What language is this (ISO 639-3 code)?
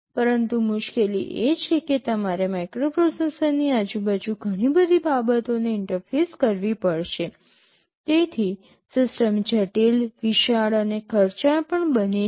guj